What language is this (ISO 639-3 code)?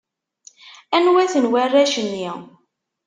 kab